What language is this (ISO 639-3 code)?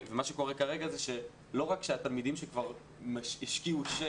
heb